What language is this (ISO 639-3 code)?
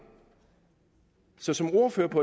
dan